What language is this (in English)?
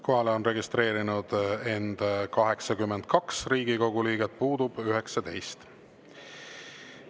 Estonian